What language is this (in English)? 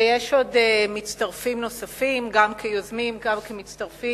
Hebrew